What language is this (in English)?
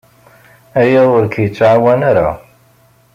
Kabyle